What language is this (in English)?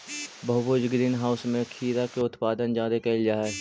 Magahi